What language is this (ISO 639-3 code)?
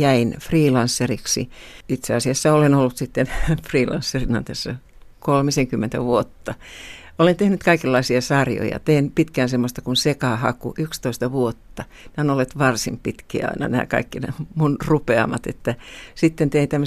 fin